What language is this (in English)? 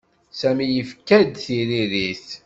Kabyle